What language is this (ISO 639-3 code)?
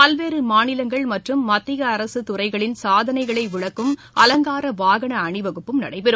tam